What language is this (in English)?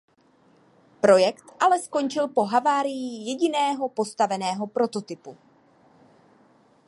Czech